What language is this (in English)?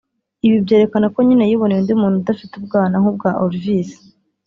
Kinyarwanda